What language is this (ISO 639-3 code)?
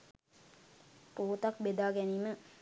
sin